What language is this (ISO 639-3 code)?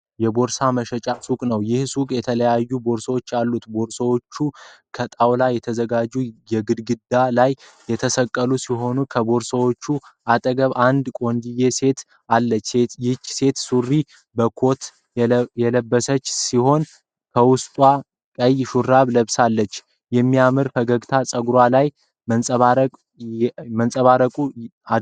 amh